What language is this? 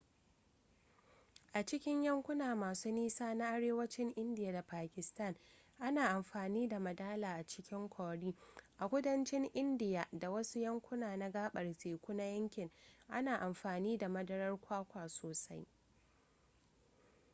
Hausa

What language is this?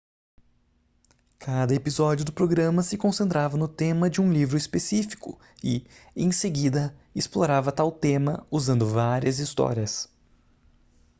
Portuguese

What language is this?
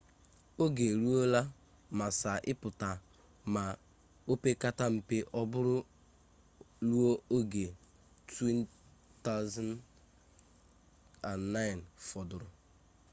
Igbo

